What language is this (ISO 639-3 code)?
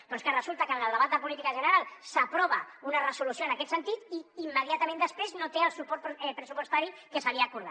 cat